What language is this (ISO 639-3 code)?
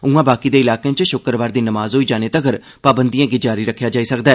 doi